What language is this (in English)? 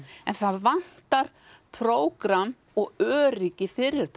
Icelandic